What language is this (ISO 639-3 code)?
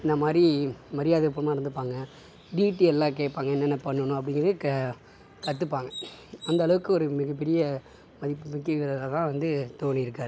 tam